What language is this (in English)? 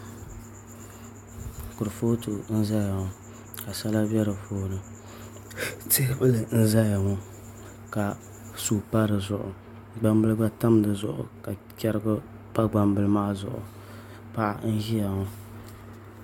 Dagbani